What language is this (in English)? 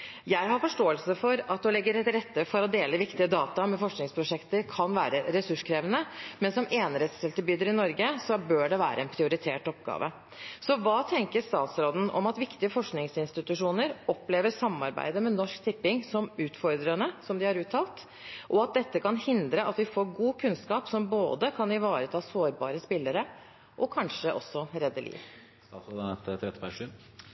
Norwegian Bokmål